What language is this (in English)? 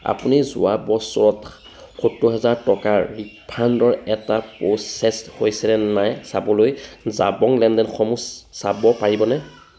Assamese